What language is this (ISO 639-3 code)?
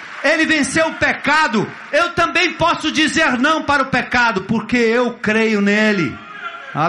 por